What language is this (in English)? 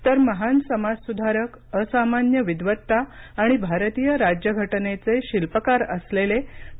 Marathi